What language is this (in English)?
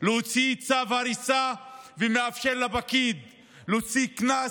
Hebrew